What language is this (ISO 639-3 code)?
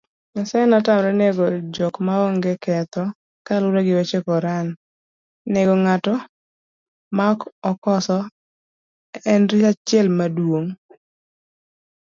luo